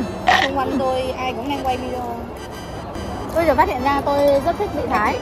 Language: Vietnamese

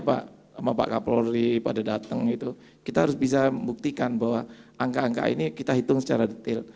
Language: Indonesian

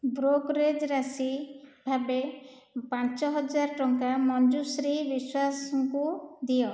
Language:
Odia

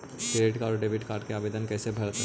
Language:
Magahi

